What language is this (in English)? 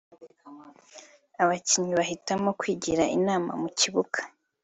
Kinyarwanda